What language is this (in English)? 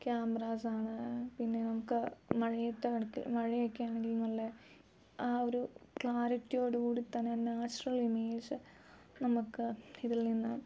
Malayalam